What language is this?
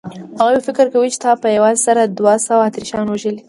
Pashto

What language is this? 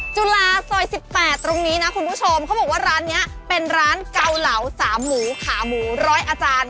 Thai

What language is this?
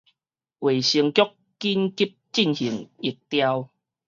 Min Nan Chinese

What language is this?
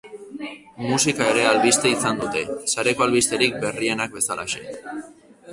Basque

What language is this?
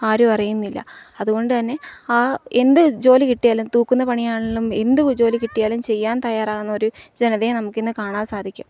Malayalam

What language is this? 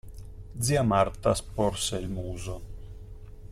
Italian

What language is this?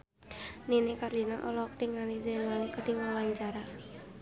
Sundanese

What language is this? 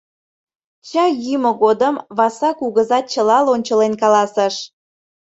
Mari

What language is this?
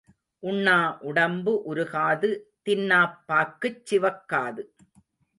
Tamil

